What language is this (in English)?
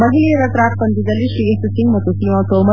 Kannada